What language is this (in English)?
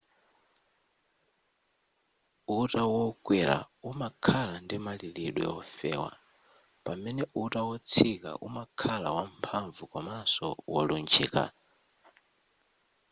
Nyanja